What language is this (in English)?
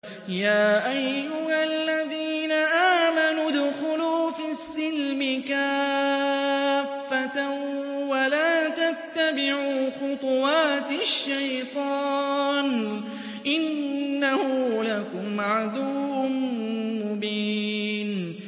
Arabic